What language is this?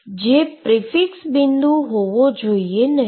Gujarati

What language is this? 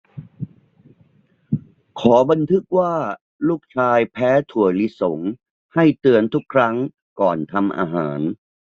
Thai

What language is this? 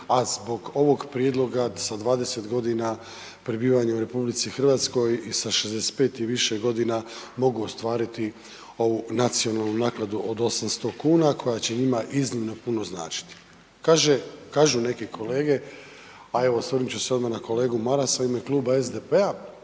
Croatian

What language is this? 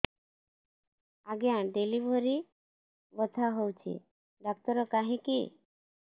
Odia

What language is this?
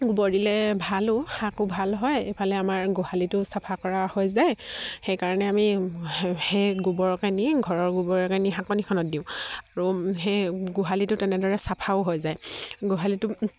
Assamese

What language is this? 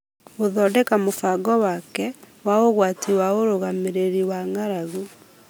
Kikuyu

